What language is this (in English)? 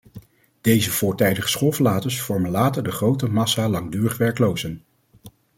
Dutch